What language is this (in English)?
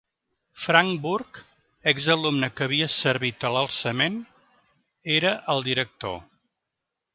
Catalan